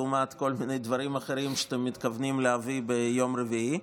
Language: Hebrew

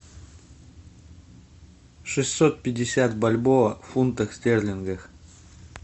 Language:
Russian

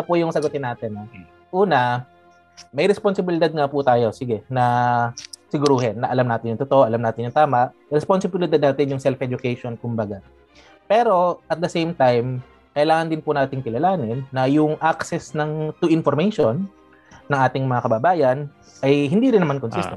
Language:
Filipino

